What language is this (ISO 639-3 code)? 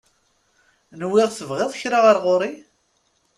kab